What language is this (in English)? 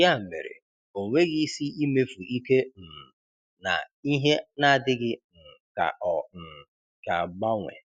Igbo